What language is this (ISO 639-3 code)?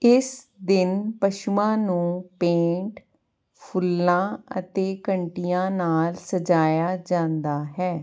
pan